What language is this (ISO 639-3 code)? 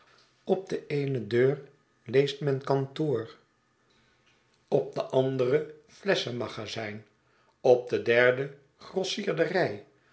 nld